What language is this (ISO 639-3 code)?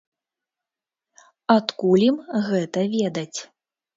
bel